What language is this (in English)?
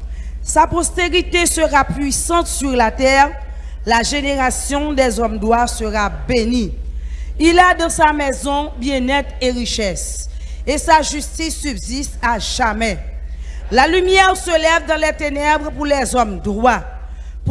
French